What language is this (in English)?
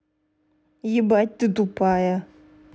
Russian